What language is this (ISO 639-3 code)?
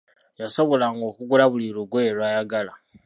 lug